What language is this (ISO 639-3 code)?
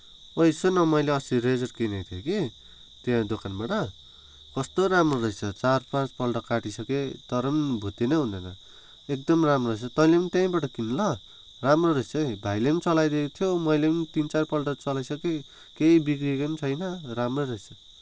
nep